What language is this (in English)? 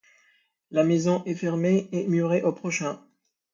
French